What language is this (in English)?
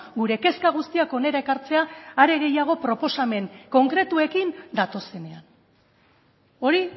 Basque